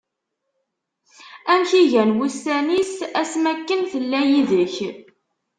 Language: Kabyle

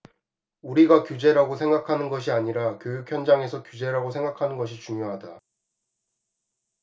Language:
Korean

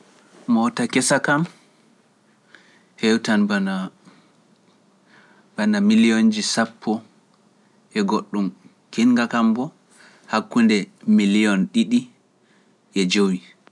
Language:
Pular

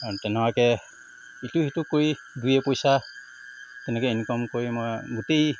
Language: Assamese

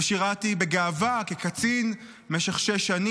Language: Hebrew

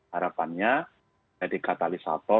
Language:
Indonesian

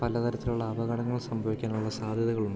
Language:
Malayalam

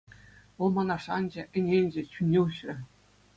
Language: Chuvash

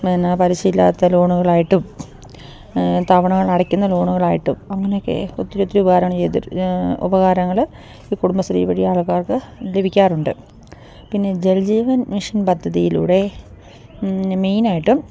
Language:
Malayalam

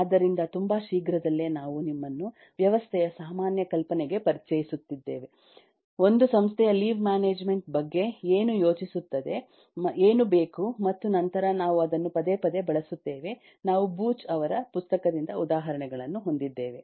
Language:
Kannada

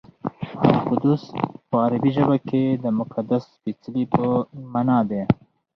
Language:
Pashto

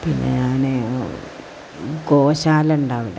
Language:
Malayalam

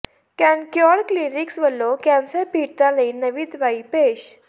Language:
Punjabi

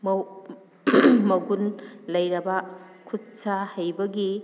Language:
Manipuri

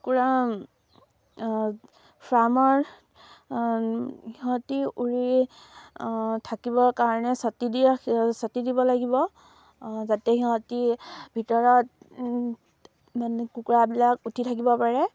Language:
Assamese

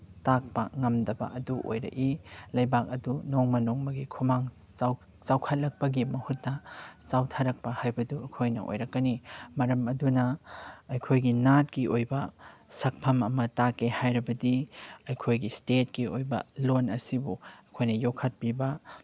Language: Manipuri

